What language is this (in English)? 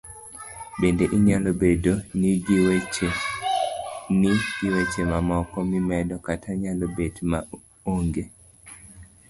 Luo (Kenya and Tanzania)